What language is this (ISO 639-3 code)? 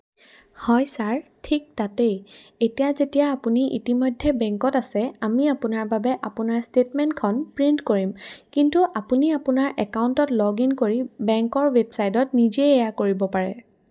asm